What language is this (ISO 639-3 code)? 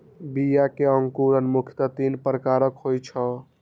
mai